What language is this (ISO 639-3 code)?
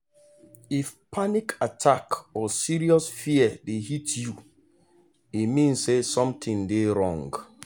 pcm